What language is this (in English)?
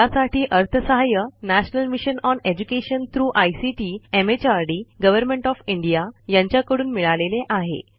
Marathi